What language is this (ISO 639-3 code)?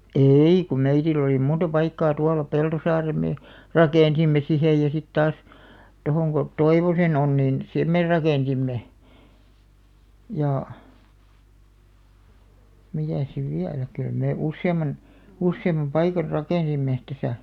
fin